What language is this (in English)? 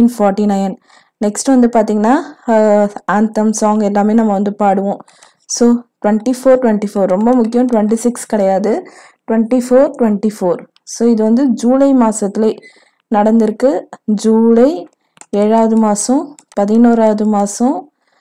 Tamil